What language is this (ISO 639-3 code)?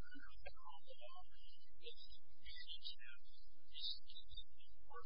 eng